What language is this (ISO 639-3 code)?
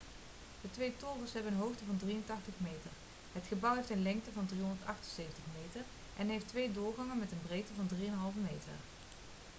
nld